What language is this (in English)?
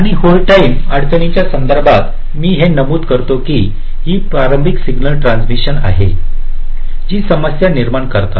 Marathi